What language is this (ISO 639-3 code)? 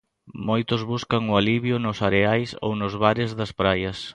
glg